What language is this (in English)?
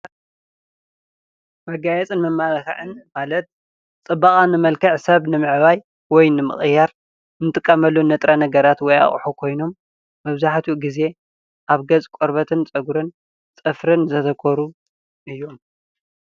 Tigrinya